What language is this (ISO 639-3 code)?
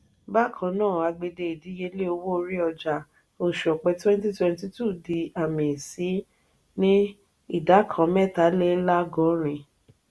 yor